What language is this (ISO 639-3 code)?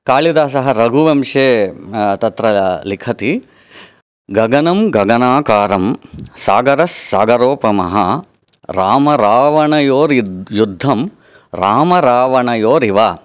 san